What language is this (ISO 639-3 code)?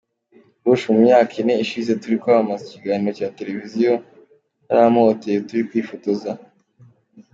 kin